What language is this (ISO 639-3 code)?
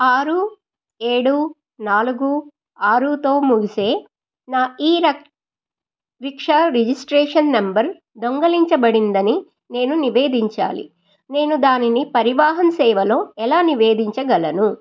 tel